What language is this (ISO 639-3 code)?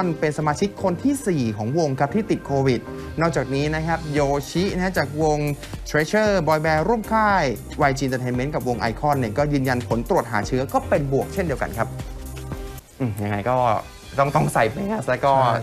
tha